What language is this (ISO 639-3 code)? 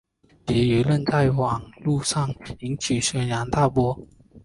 zho